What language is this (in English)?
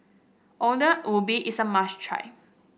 English